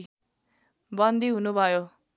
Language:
Nepali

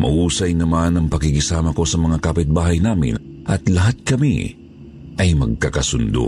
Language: Filipino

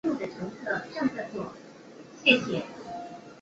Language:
Chinese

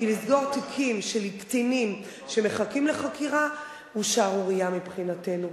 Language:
Hebrew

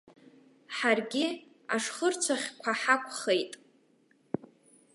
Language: Abkhazian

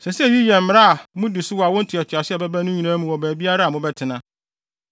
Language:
Akan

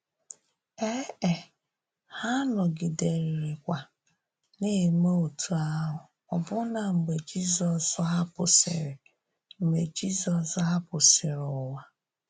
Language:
Igbo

